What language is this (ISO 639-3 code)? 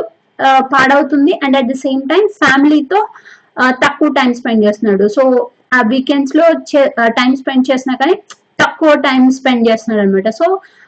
tel